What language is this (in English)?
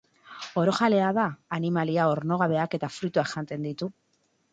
Basque